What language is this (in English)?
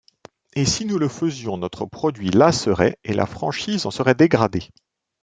French